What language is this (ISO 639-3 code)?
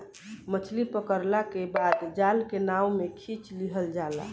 bho